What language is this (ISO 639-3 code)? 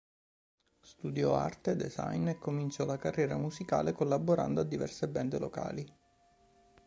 ita